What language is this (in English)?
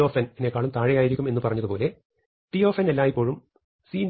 Malayalam